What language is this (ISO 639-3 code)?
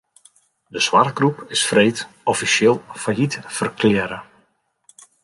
fry